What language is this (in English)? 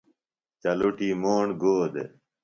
Phalura